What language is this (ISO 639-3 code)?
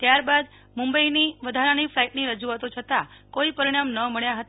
guj